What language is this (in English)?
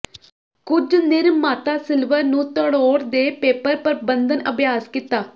Punjabi